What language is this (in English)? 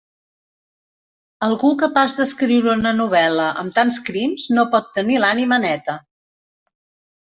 Catalan